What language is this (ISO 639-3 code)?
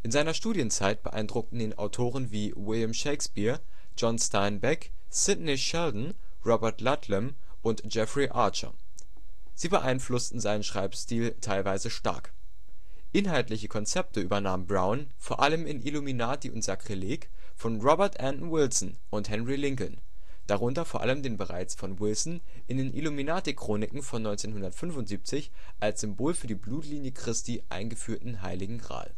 deu